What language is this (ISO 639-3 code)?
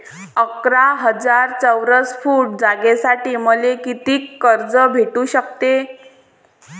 mar